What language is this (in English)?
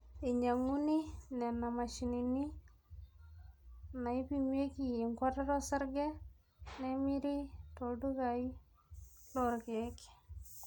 Masai